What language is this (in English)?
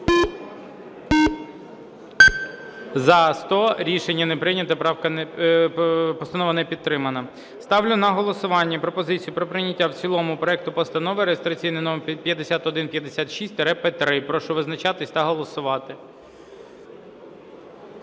Ukrainian